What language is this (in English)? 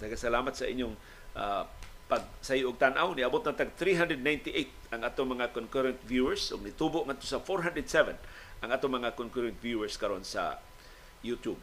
Filipino